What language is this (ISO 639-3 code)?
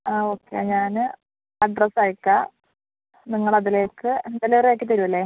mal